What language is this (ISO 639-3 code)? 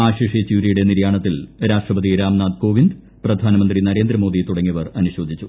mal